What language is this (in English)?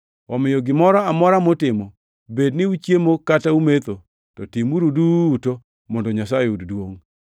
Luo (Kenya and Tanzania)